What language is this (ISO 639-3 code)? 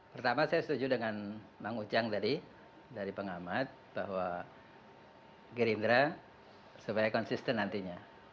ind